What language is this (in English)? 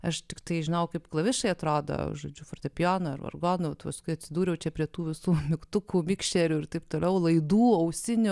Lithuanian